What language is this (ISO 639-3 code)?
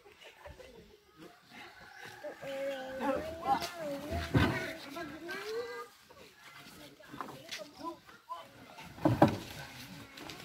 ind